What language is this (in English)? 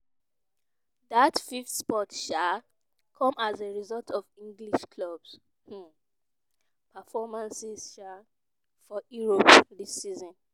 Nigerian Pidgin